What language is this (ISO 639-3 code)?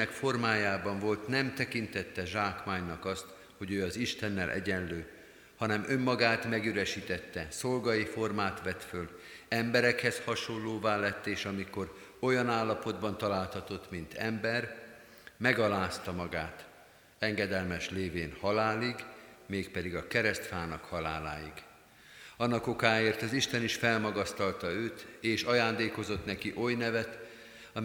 hun